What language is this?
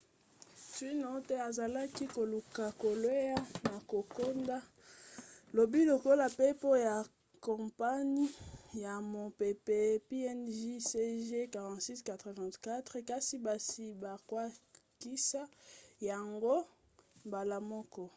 Lingala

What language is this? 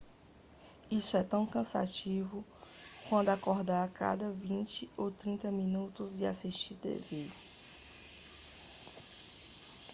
Portuguese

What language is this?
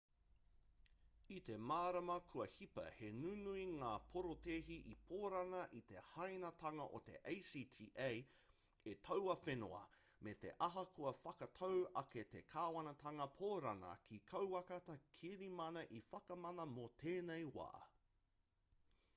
Māori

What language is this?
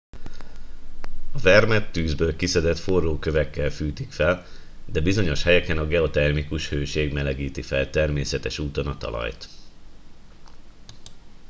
Hungarian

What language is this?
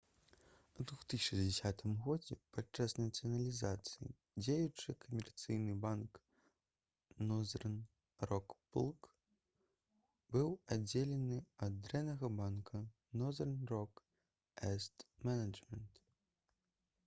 Belarusian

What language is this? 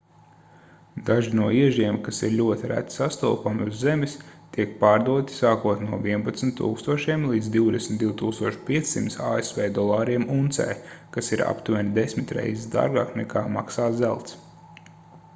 Latvian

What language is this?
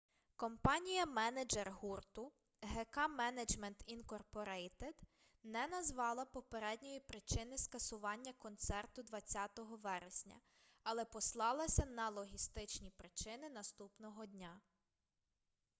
Ukrainian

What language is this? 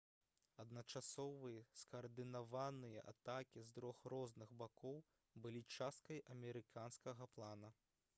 Belarusian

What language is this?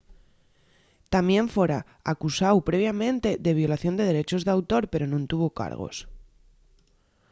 Asturian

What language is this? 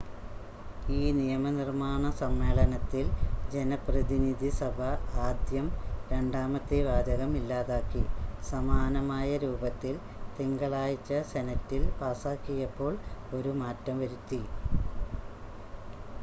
Malayalam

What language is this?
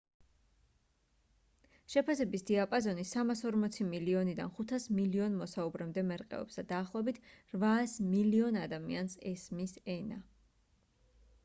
Georgian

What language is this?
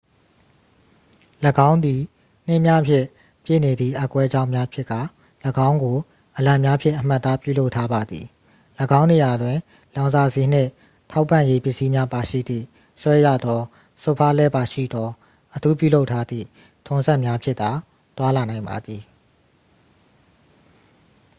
Burmese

